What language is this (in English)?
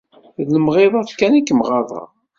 Kabyle